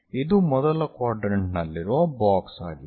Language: Kannada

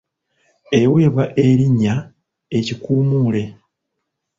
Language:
Ganda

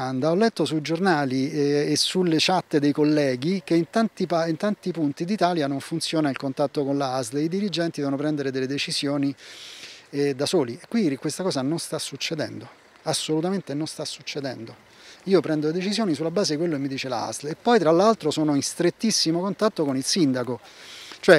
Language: Italian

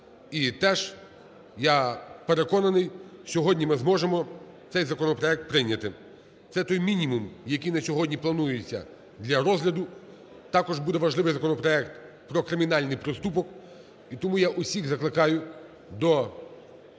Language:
Ukrainian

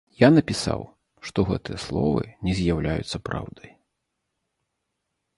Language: Belarusian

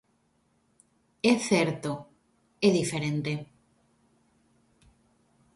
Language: Galician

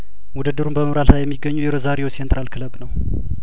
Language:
Amharic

